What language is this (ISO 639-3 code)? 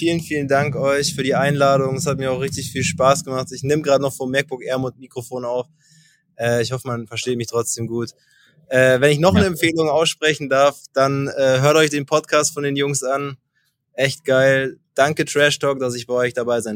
deu